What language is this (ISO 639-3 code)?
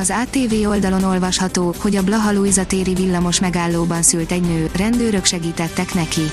hun